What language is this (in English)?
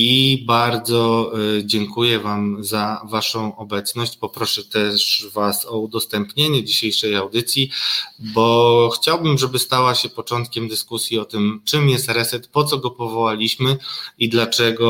Polish